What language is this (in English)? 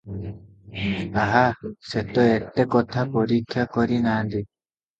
Odia